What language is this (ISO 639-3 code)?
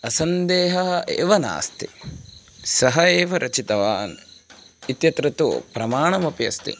san